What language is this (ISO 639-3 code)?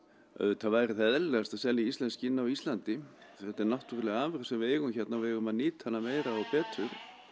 isl